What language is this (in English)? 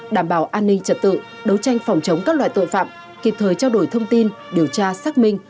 Vietnamese